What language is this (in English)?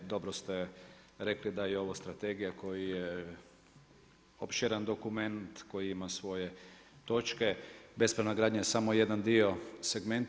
Croatian